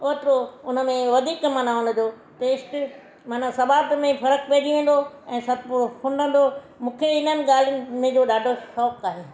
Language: Sindhi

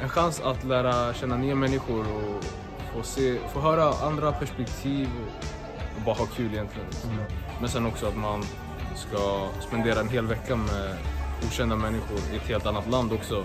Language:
Swedish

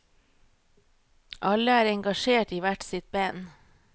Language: Norwegian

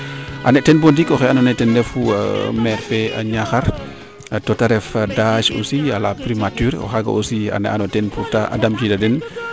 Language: Serer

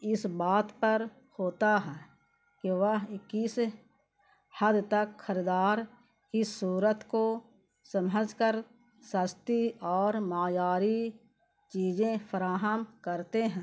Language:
Urdu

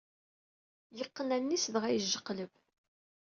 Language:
Kabyle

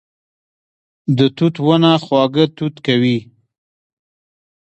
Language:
Pashto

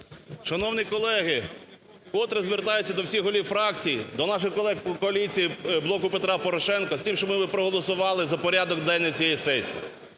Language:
Ukrainian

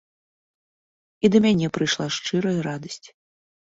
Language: Belarusian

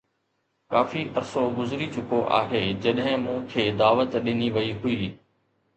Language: Sindhi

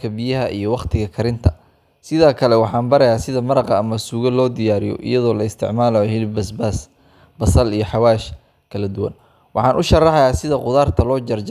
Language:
Somali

